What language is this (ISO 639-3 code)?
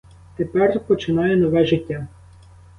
ukr